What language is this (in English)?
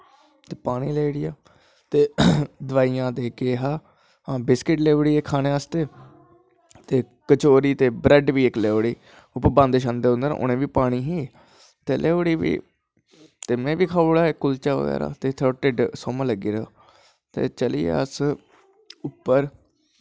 Dogri